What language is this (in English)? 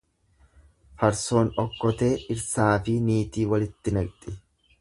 Oromo